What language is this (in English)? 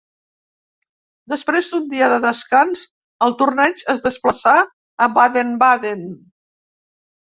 Catalan